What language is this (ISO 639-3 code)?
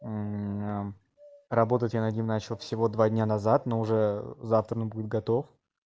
rus